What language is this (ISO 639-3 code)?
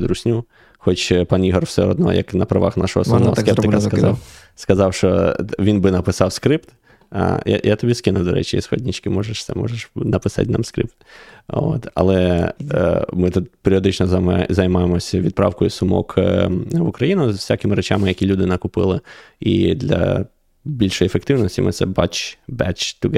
ukr